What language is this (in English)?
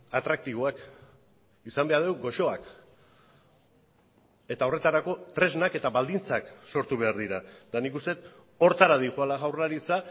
Basque